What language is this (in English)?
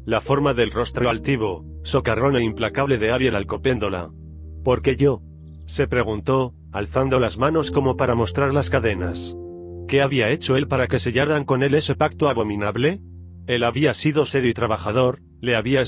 Spanish